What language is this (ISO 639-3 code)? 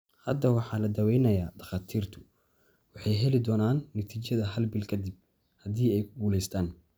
som